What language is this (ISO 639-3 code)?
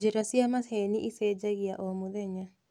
kik